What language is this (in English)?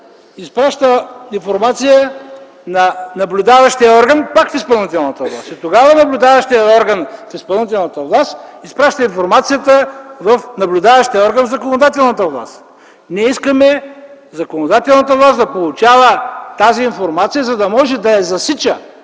Bulgarian